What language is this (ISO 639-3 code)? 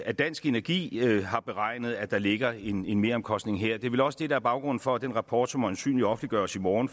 dan